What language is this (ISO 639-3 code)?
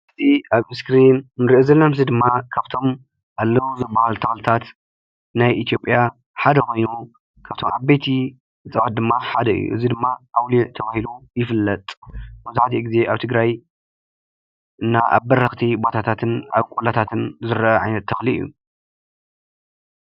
tir